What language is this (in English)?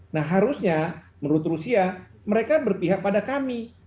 Indonesian